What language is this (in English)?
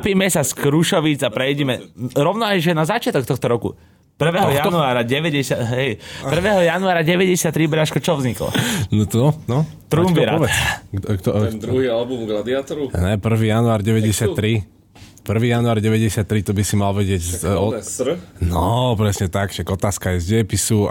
Slovak